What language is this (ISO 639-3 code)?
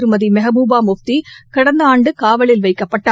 tam